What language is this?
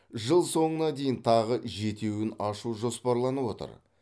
Kazakh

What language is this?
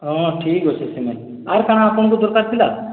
Odia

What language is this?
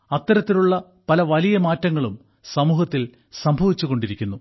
Malayalam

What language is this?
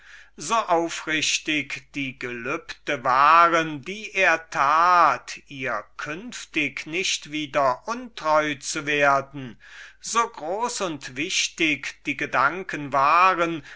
German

